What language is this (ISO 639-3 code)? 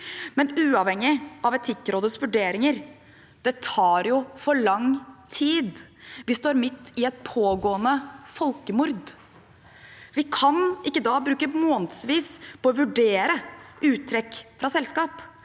nor